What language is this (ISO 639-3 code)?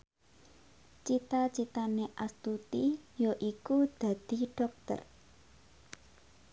jav